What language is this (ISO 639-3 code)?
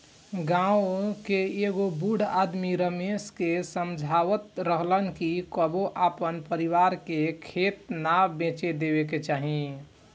bho